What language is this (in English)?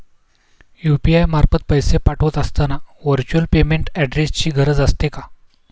Marathi